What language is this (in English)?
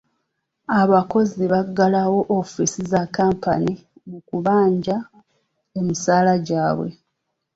Ganda